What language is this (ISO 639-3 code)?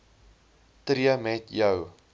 afr